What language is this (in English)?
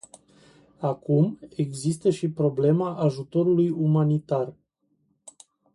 Romanian